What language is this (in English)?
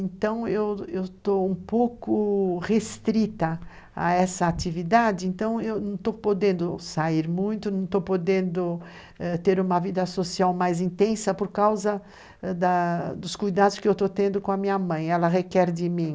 Portuguese